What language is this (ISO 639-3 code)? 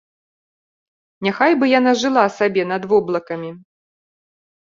bel